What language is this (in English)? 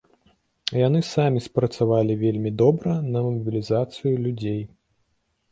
Belarusian